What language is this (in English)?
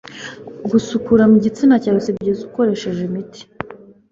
Kinyarwanda